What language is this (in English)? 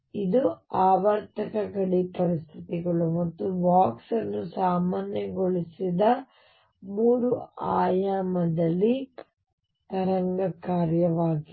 Kannada